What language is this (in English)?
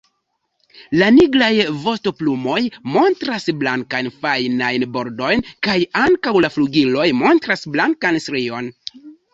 Esperanto